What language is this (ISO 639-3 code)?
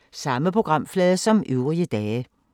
dan